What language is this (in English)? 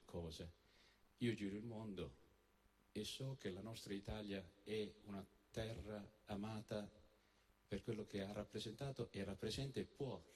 Italian